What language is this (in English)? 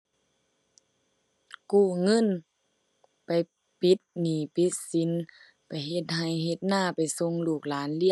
Thai